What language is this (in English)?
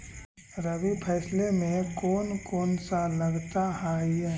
Magahi